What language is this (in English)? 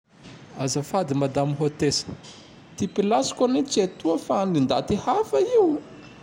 Tandroy-Mahafaly Malagasy